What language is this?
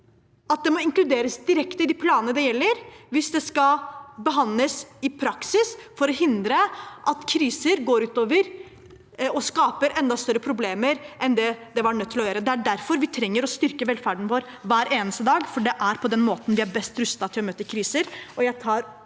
Norwegian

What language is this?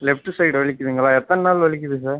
Tamil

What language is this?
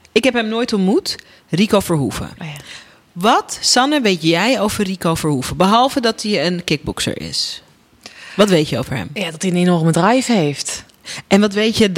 Dutch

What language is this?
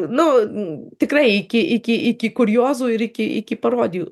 Lithuanian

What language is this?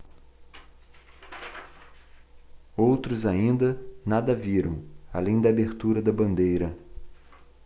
Portuguese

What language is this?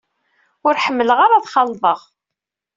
Kabyle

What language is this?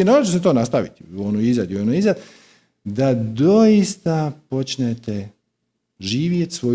Croatian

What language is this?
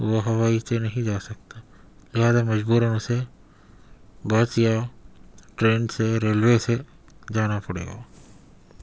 Urdu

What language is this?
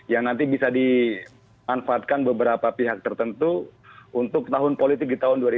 Indonesian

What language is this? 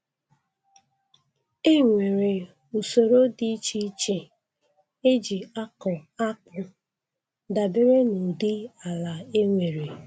Igbo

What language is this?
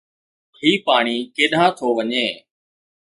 Sindhi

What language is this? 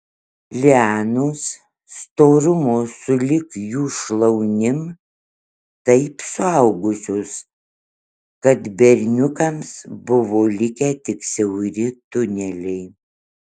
Lithuanian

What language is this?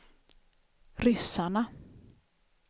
Swedish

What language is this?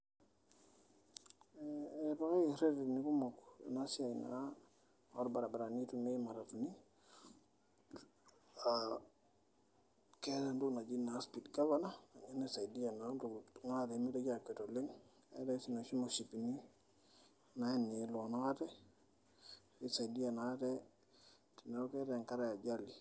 Masai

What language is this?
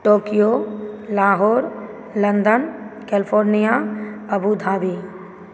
Maithili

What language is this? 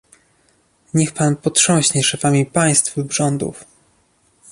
Polish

